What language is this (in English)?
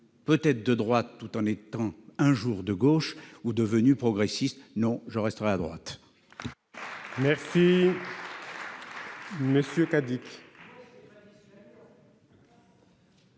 French